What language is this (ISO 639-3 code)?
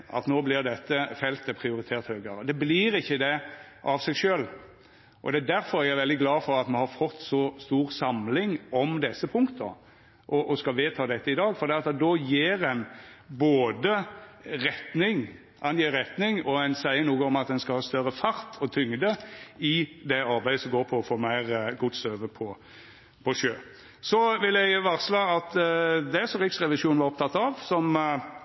nno